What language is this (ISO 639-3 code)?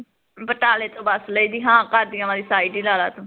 pan